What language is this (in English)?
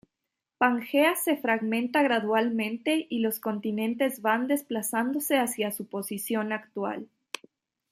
Spanish